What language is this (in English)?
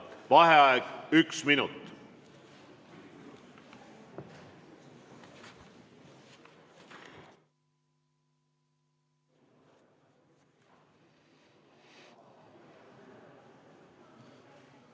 Estonian